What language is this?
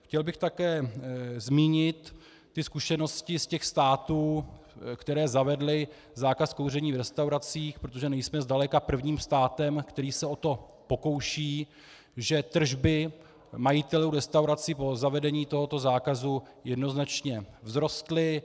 Czech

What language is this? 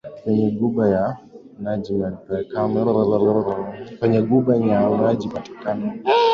Swahili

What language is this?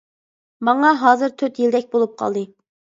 Uyghur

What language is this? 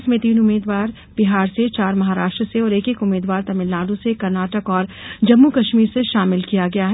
Hindi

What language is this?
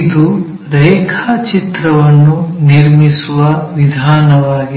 Kannada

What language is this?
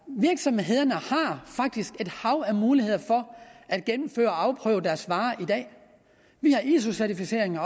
Danish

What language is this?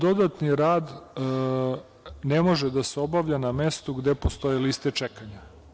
Serbian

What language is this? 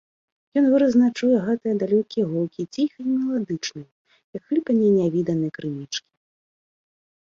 Belarusian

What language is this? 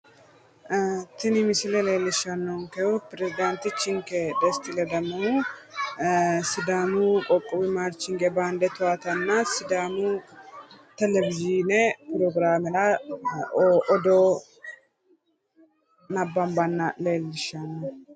Sidamo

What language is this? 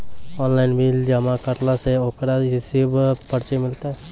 Maithili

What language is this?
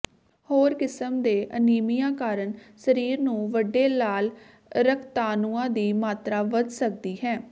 Punjabi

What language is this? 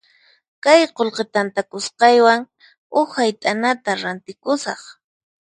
Puno Quechua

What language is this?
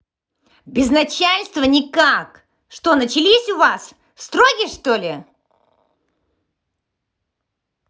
Russian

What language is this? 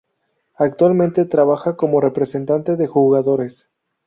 Spanish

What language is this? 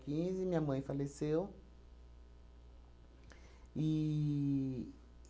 Portuguese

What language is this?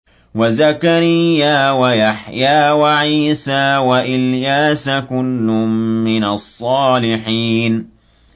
Arabic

